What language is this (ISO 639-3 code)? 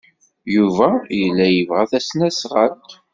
kab